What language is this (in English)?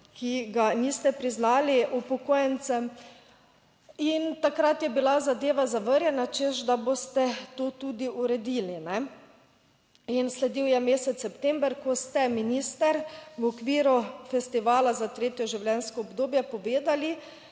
Slovenian